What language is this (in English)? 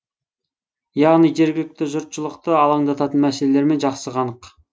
Kazakh